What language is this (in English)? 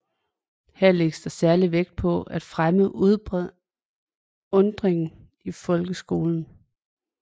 Danish